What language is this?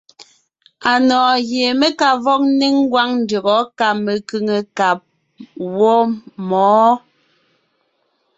Ngiemboon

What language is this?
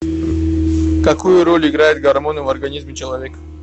Russian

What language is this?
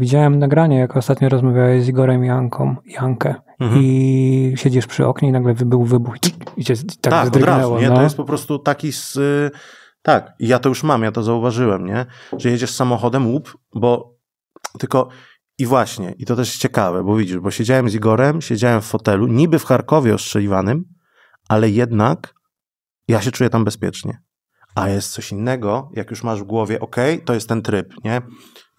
Polish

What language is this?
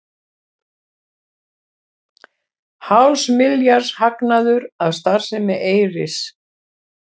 Icelandic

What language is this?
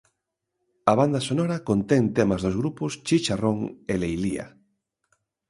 Galician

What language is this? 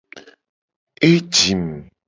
Gen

